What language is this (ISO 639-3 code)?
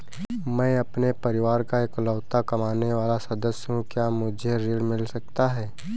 hin